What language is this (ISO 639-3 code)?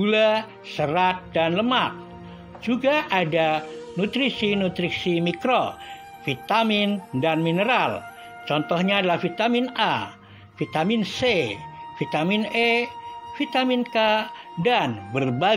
ind